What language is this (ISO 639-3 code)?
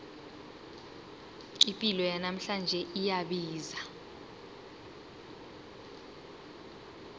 nbl